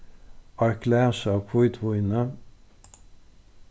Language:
Faroese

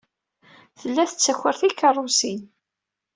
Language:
Kabyle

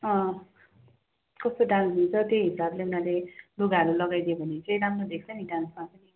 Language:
Nepali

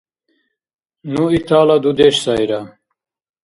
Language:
Dargwa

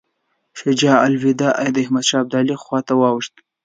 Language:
Pashto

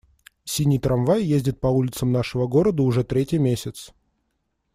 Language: Russian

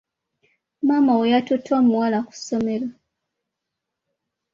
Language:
Ganda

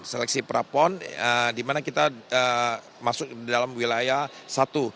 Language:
Indonesian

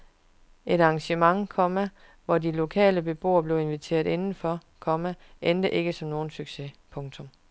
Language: Danish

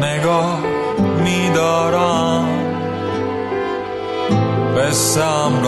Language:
Persian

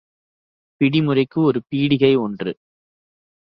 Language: Tamil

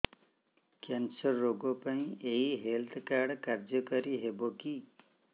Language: Odia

